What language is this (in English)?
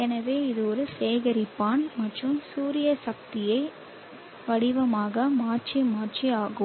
Tamil